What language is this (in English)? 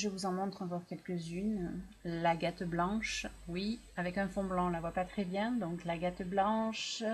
French